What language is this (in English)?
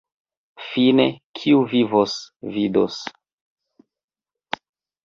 Esperanto